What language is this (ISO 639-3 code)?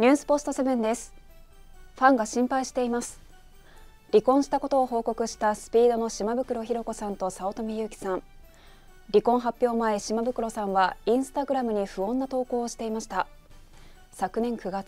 jpn